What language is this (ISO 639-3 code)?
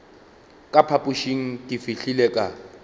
nso